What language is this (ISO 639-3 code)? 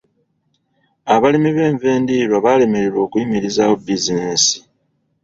lug